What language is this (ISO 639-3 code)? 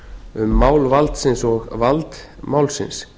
isl